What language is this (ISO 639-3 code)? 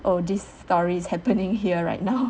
eng